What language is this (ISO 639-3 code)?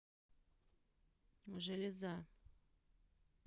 rus